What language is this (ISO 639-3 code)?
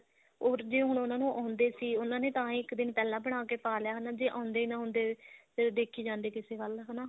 pan